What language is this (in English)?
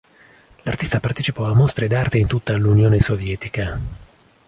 Italian